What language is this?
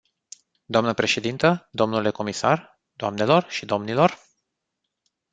Romanian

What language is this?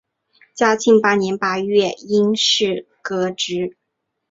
Chinese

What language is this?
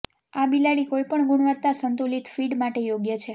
Gujarati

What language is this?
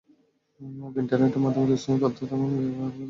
Bangla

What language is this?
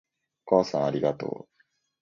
Japanese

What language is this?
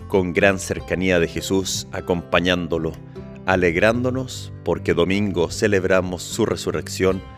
Spanish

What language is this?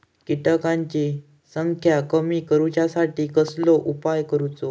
Marathi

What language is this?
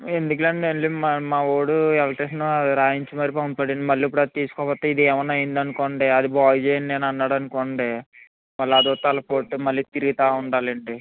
Telugu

